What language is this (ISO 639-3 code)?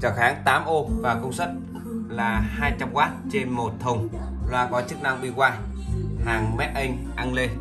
vie